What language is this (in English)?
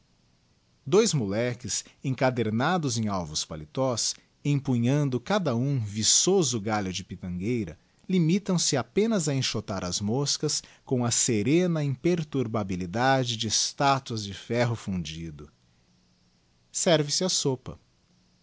Portuguese